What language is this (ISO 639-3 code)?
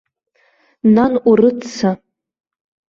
abk